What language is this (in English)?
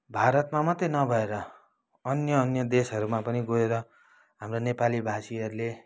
Nepali